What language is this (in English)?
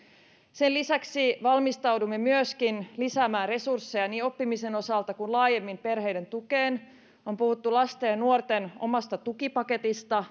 Finnish